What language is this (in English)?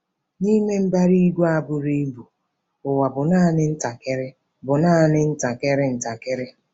Igbo